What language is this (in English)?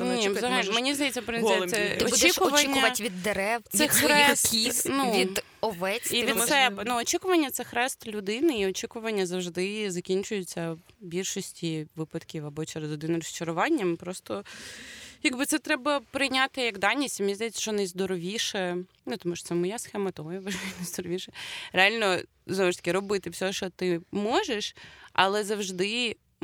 Ukrainian